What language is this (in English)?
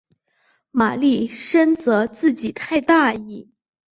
Chinese